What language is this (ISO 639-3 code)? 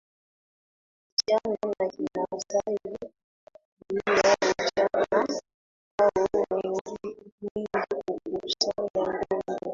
swa